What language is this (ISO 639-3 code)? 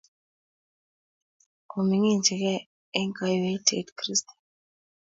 kln